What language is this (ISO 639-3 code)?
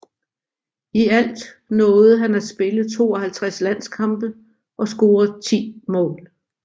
dan